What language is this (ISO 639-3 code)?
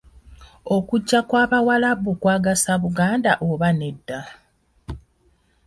lug